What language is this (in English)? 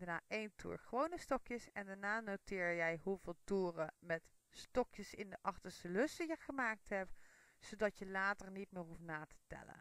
Dutch